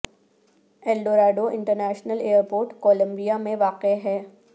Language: Urdu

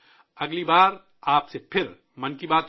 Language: Urdu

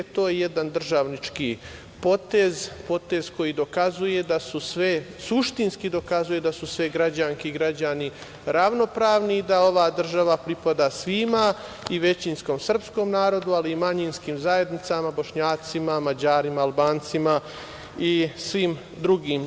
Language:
Serbian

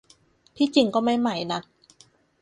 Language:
Thai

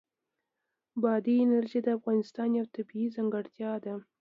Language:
Pashto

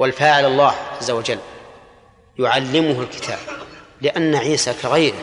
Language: Arabic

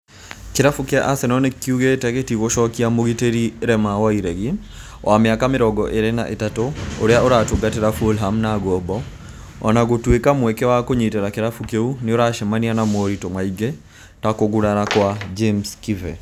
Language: Kikuyu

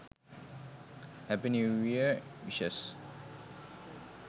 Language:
Sinhala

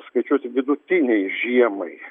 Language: Lithuanian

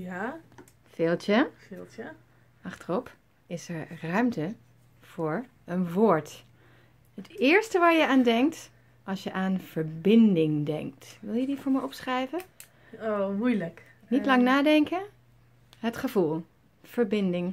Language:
Dutch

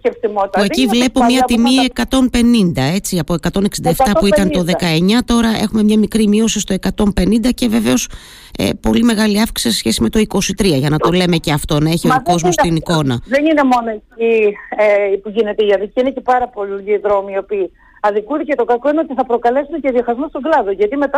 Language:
Greek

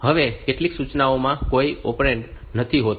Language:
Gujarati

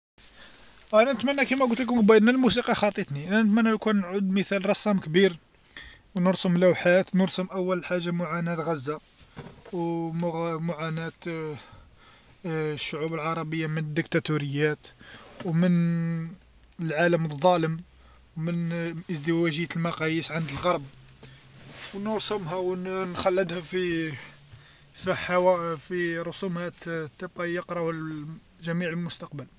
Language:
Algerian Arabic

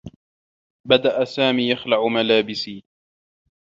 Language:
Arabic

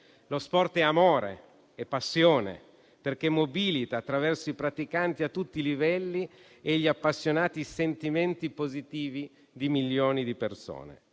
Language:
Italian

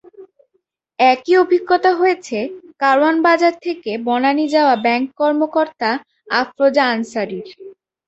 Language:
Bangla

